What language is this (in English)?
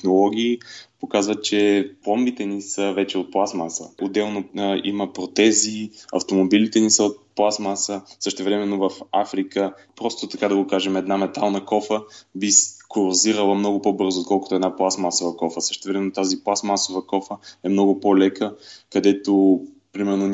Bulgarian